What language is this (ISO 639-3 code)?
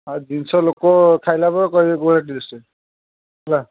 ori